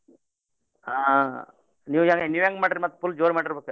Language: Kannada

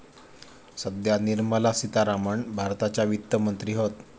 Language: Marathi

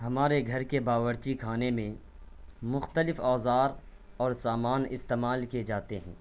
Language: Urdu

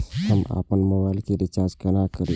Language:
Maithili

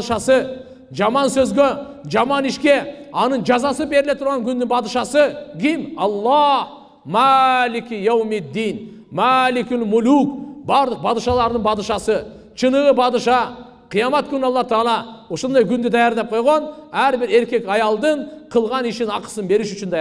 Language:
Turkish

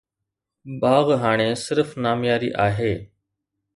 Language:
Sindhi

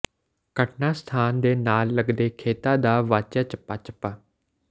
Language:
Punjabi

